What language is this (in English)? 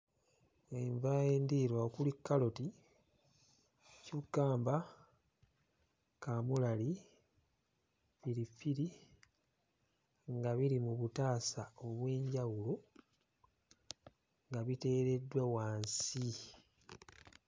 Ganda